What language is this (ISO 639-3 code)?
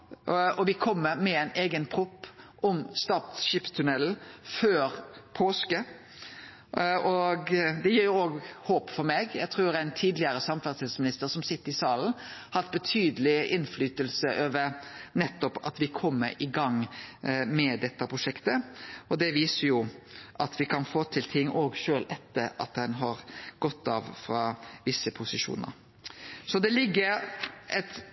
nno